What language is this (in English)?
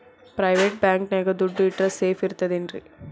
Kannada